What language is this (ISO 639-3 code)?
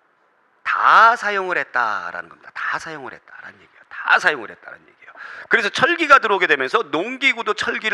kor